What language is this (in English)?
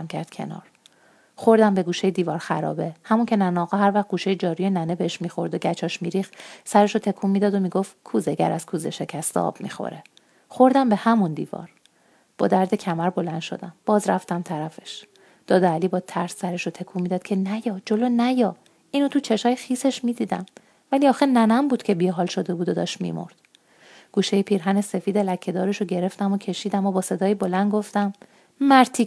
Persian